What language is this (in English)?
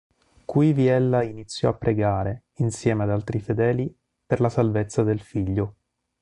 Italian